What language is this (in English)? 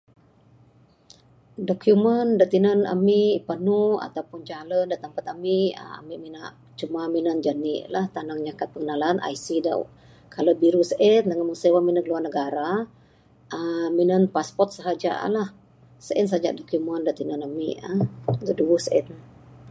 Bukar-Sadung Bidayuh